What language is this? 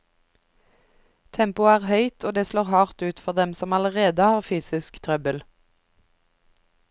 Norwegian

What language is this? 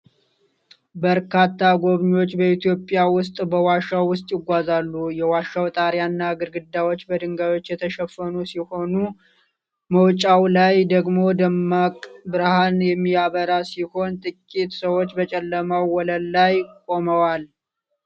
Amharic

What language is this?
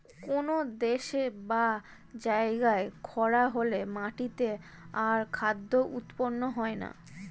Bangla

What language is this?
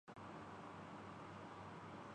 Urdu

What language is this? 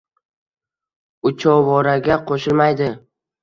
Uzbek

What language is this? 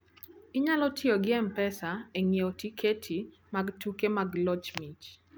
Luo (Kenya and Tanzania)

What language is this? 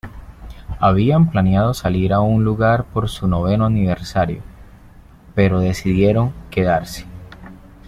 Spanish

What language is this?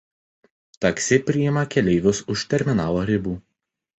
Lithuanian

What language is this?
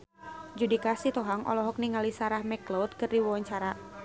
Sundanese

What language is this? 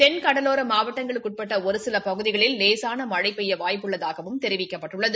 Tamil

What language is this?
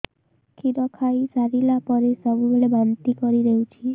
Odia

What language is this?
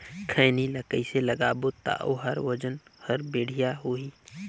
Chhattisgarhi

